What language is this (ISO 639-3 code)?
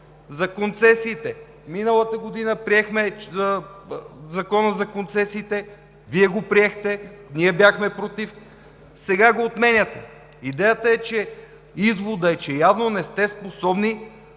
bul